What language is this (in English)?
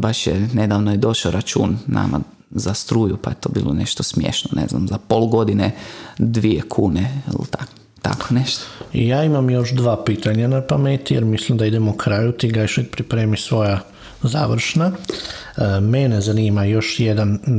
Croatian